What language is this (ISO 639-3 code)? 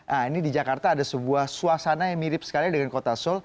ind